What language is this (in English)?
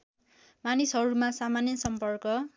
Nepali